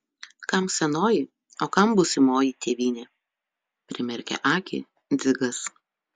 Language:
Lithuanian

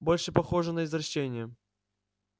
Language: Russian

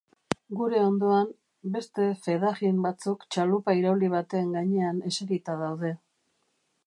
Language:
Basque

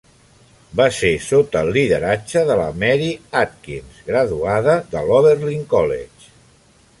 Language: Catalan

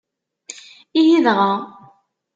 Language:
Kabyle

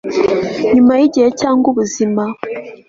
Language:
Kinyarwanda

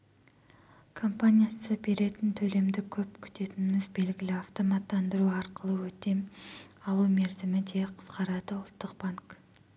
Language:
Kazakh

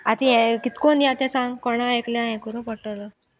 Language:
Konkani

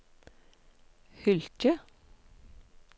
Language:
Norwegian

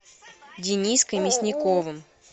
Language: Russian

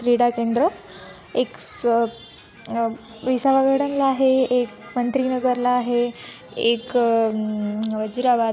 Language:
Marathi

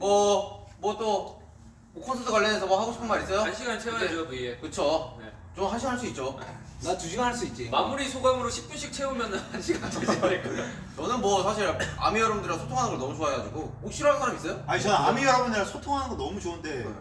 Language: Korean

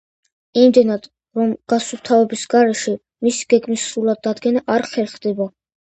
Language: Georgian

